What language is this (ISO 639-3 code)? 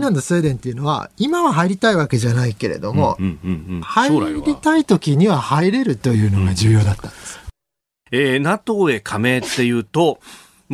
jpn